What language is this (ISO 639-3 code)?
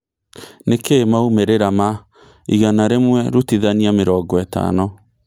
kik